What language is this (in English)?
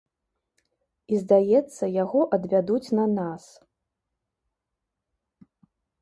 Belarusian